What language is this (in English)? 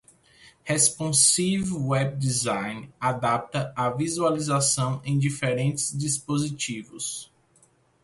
Portuguese